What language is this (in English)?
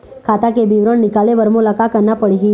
Chhattisgarhi